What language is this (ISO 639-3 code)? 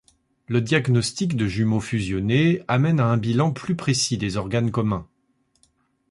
fra